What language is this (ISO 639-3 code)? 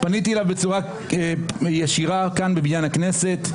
heb